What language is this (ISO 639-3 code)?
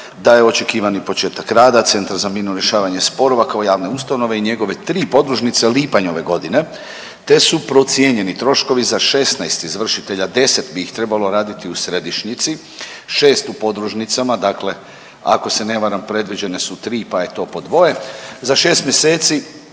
hrv